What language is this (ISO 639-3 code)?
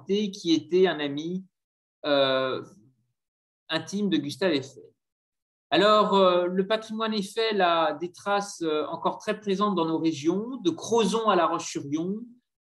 fra